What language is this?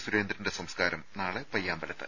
Malayalam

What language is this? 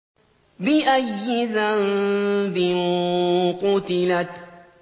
Arabic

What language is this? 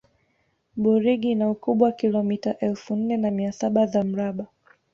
Swahili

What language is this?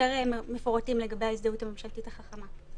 Hebrew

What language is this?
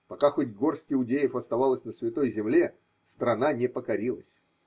Russian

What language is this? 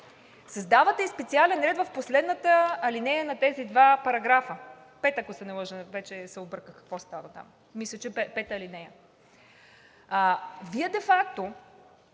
Bulgarian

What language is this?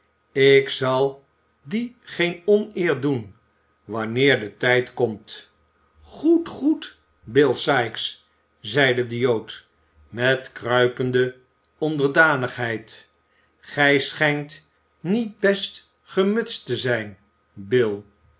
Dutch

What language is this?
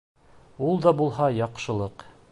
Bashkir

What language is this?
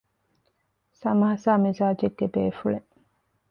Divehi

